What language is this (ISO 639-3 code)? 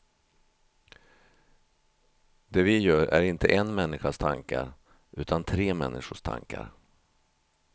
swe